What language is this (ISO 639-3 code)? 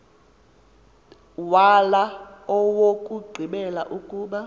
xho